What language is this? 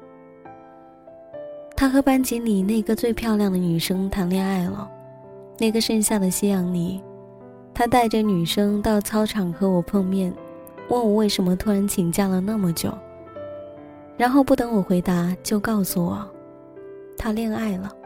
Chinese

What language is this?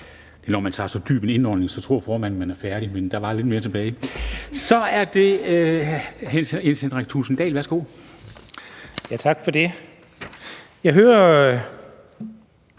Danish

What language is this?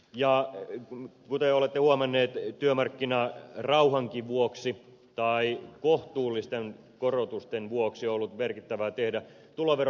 Finnish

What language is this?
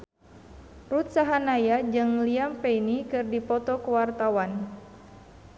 Sundanese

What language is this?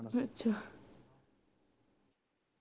Punjabi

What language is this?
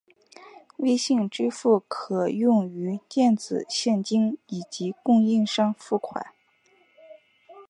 Chinese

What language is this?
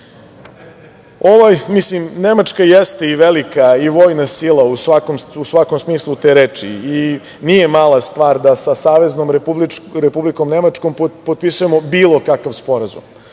Serbian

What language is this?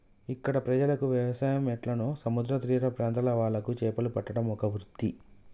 Telugu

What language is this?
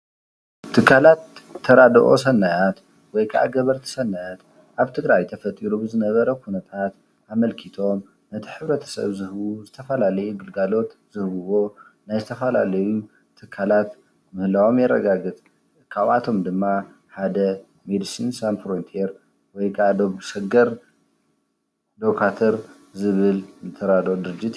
Tigrinya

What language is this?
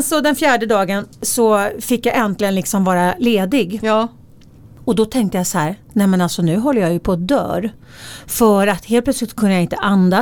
Swedish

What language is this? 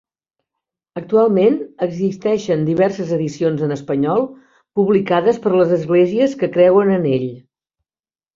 Catalan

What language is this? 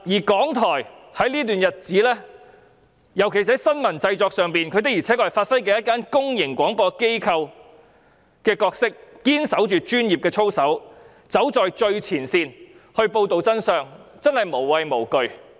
Cantonese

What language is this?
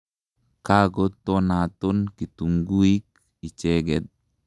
Kalenjin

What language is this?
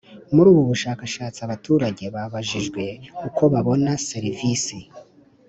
Kinyarwanda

